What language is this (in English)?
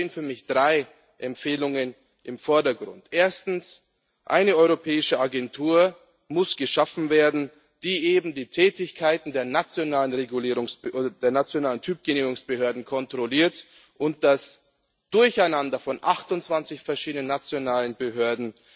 German